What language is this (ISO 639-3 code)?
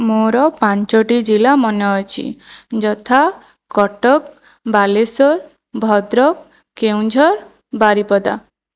ori